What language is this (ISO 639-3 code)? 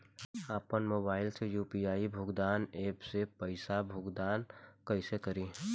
bho